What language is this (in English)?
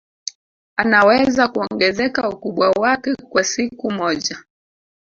Swahili